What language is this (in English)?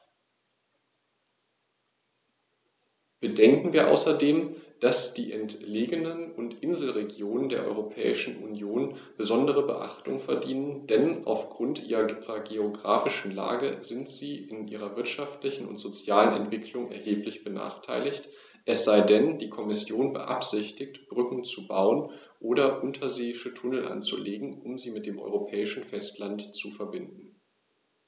German